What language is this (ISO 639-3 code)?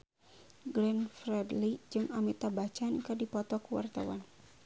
sun